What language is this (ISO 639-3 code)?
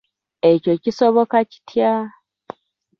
lug